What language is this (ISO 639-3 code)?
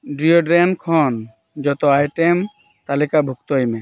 sat